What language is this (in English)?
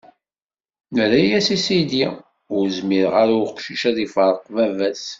Kabyle